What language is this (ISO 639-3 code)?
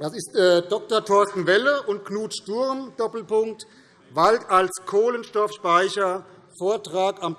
deu